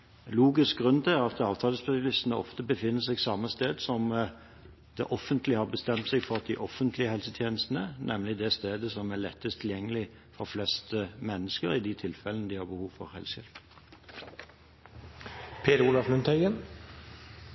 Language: Norwegian Bokmål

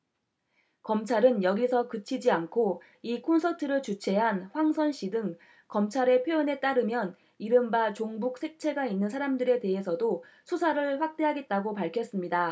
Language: Korean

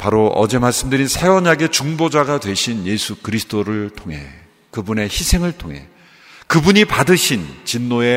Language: Korean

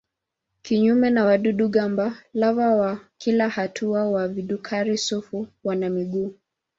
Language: Swahili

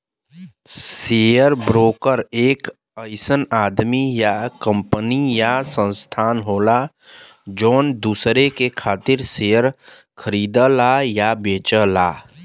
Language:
Bhojpuri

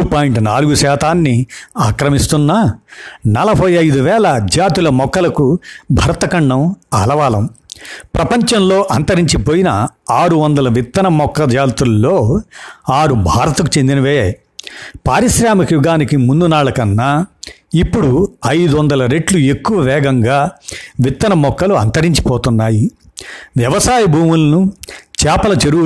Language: Telugu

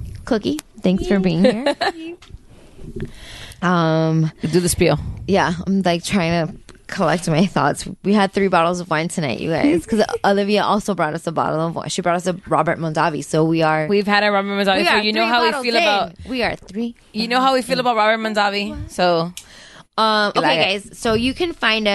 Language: English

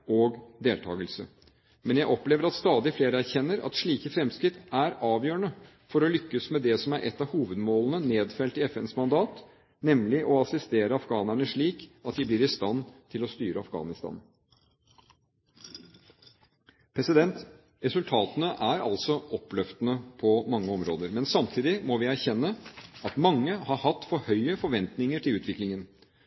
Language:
Norwegian Bokmål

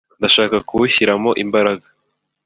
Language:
Kinyarwanda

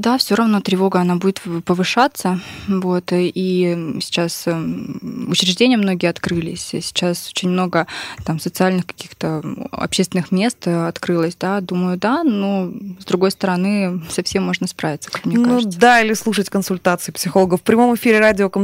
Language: Russian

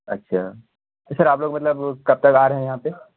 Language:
Urdu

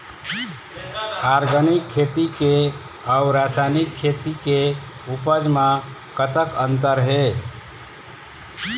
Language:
Chhattisgarhi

